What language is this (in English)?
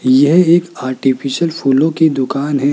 Hindi